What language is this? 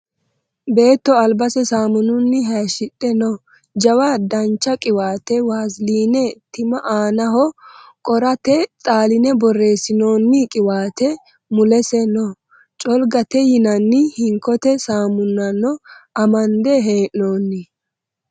Sidamo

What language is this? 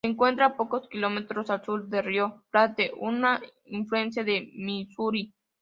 Spanish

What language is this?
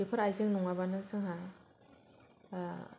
Bodo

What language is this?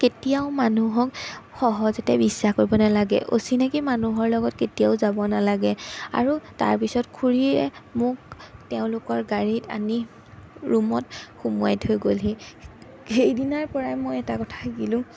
Assamese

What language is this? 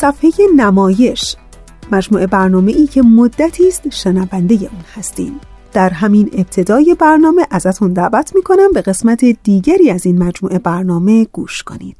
Persian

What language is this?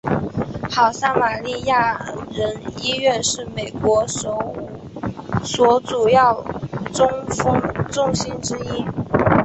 Chinese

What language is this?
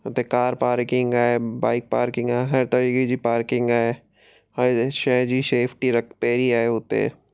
Sindhi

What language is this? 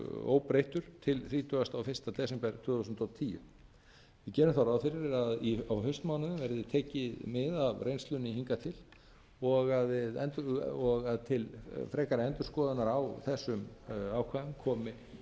Icelandic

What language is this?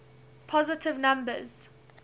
English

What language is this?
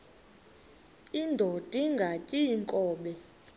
Xhosa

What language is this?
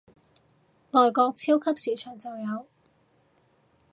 Cantonese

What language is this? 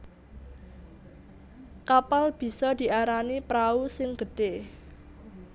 Javanese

